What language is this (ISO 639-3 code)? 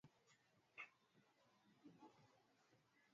swa